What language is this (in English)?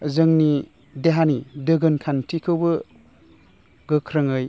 Bodo